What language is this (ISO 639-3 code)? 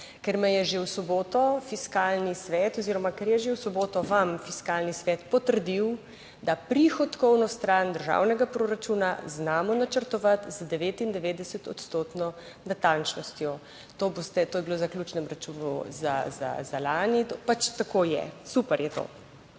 slv